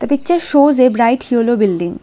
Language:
English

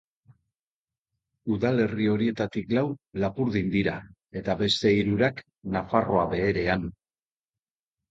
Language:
Basque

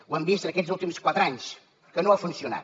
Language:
Catalan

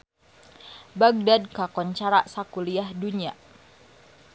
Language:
Sundanese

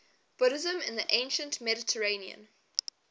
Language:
English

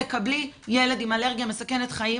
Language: Hebrew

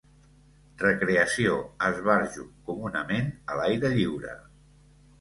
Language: Catalan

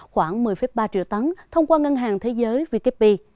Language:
Vietnamese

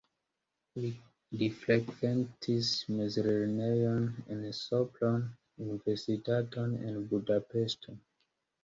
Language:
Esperanto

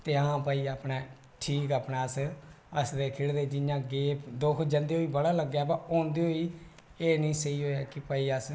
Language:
Dogri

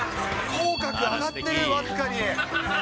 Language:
Japanese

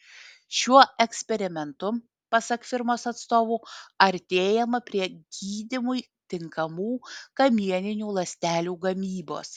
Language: Lithuanian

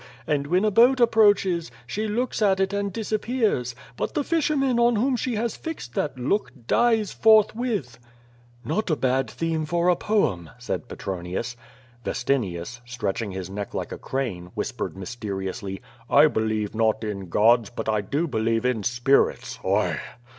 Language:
English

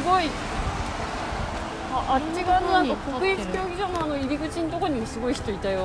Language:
Japanese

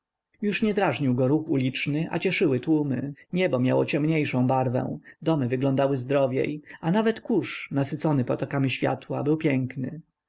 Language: Polish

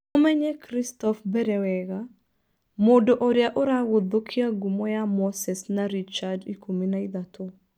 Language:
Kikuyu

